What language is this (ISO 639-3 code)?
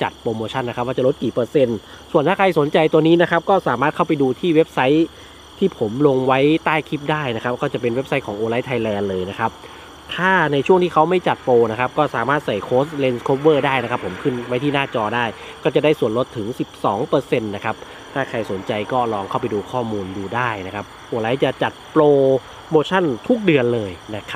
tha